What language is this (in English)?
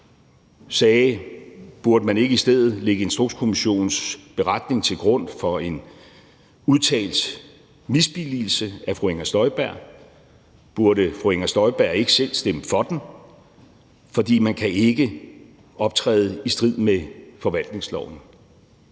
Danish